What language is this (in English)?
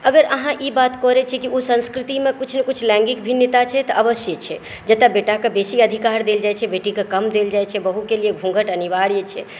Maithili